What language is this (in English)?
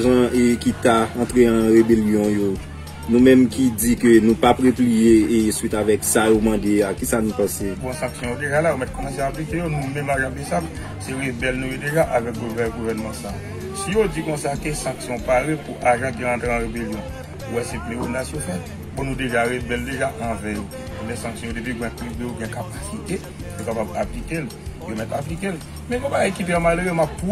French